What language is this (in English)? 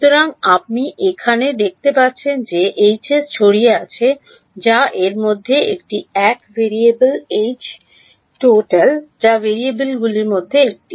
Bangla